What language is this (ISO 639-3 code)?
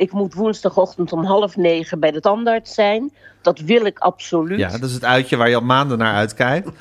nld